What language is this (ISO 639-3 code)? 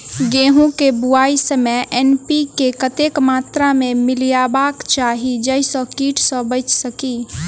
mai